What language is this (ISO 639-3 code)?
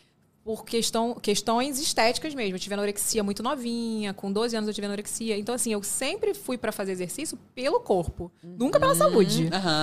por